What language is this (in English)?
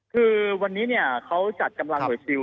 Thai